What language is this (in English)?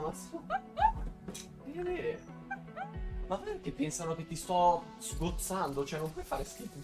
Italian